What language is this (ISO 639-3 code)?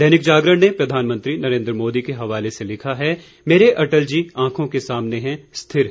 hin